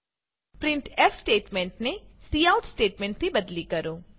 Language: Gujarati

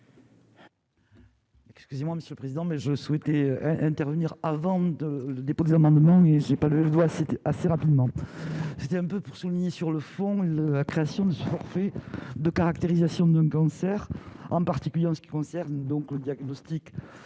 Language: French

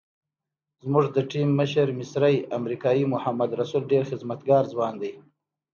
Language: Pashto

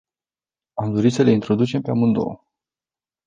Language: Romanian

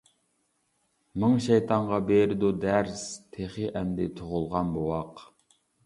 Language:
Uyghur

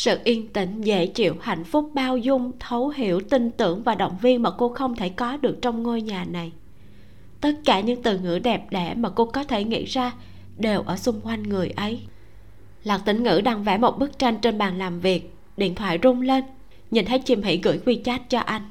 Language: Vietnamese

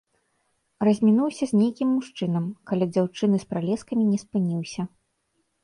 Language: Belarusian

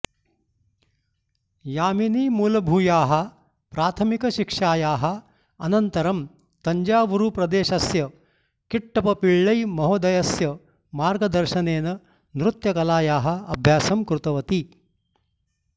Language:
Sanskrit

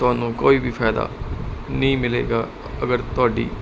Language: Punjabi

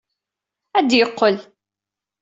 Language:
Kabyle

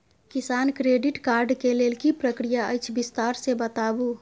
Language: Maithili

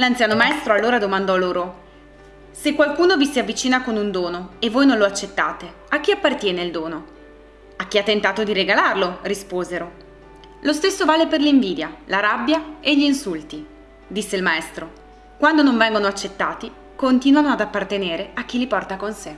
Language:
Italian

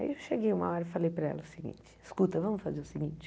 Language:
Portuguese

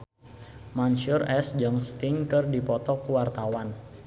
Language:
Sundanese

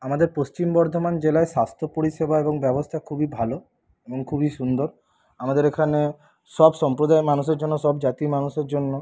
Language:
Bangla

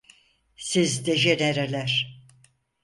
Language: Turkish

